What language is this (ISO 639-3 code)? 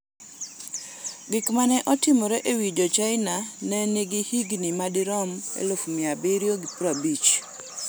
luo